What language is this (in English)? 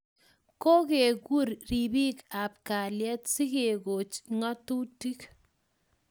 Kalenjin